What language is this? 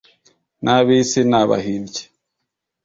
Kinyarwanda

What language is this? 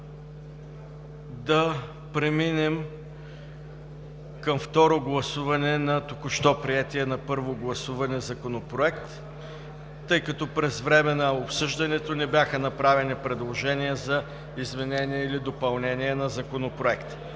Bulgarian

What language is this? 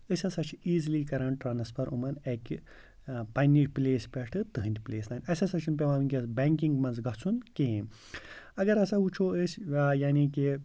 Kashmiri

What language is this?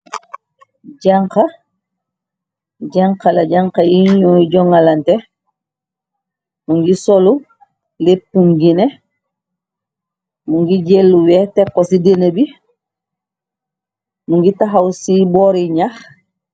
Wolof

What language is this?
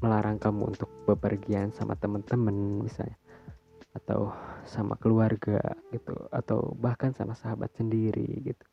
Indonesian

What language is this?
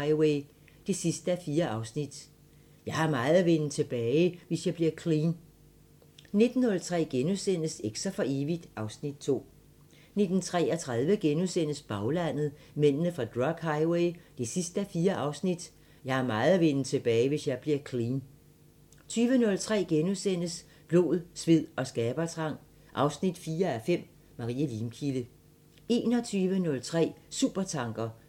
Danish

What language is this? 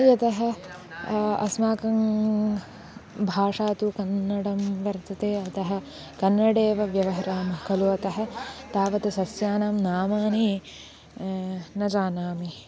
Sanskrit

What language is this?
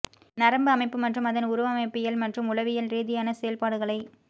Tamil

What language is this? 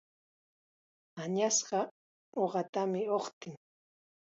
Chiquián Ancash Quechua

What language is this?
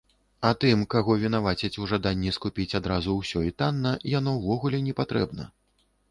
Belarusian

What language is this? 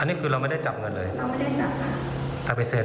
Thai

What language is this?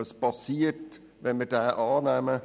Swiss German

